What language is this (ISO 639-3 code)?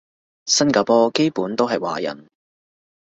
yue